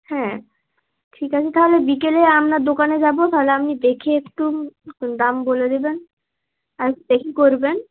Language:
Bangla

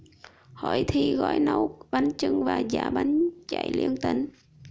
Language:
Vietnamese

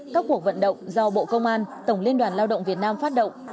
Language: Vietnamese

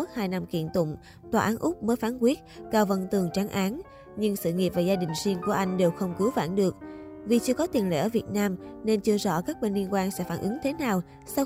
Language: Vietnamese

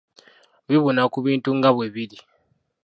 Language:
Ganda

